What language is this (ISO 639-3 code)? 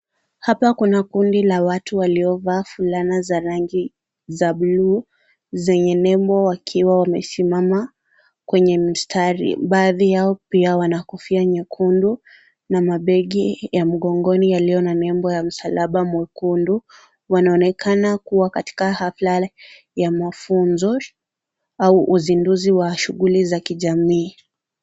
swa